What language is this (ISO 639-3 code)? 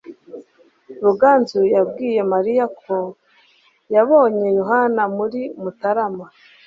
kin